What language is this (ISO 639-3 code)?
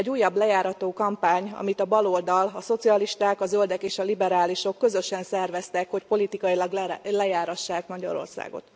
hun